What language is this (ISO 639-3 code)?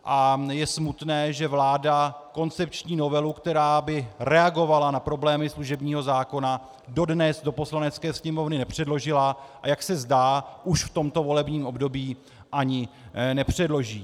ces